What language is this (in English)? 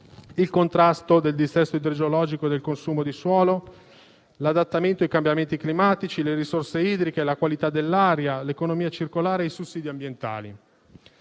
Italian